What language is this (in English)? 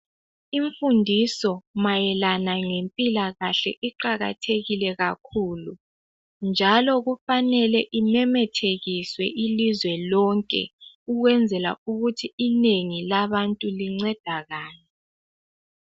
North Ndebele